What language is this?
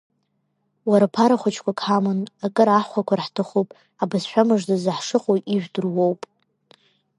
Abkhazian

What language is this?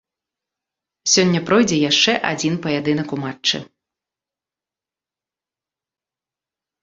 Belarusian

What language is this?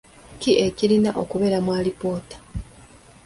Ganda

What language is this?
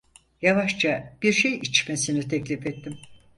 Turkish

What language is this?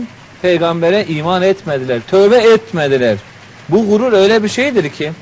Turkish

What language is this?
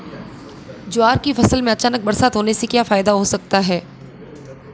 Hindi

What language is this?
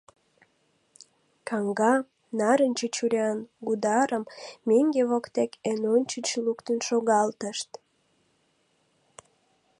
Mari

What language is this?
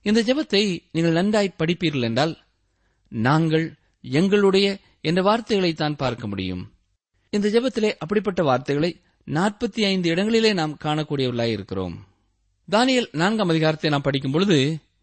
Tamil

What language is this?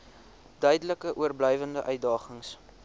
Afrikaans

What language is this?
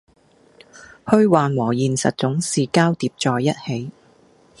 Cantonese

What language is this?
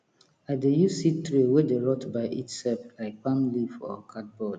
Nigerian Pidgin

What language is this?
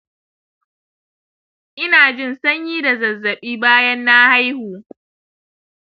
Hausa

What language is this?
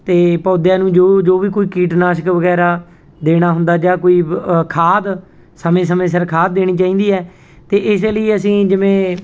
Punjabi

